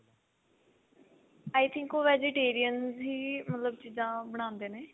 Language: Punjabi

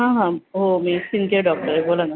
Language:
Marathi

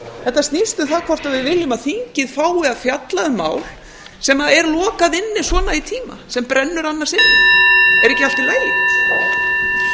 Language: Icelandic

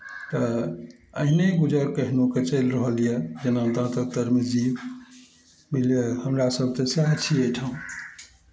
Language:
Maithili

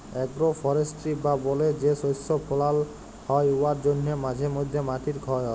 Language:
Bangla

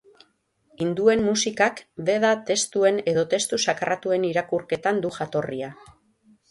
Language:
Basque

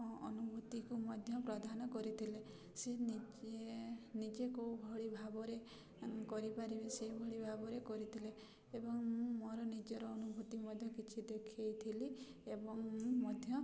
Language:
Odia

